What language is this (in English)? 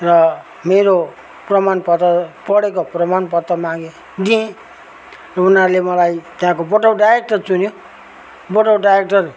Nepali